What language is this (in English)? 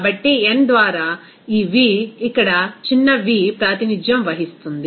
Telugu